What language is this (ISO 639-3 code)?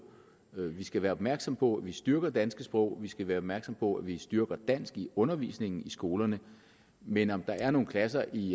dan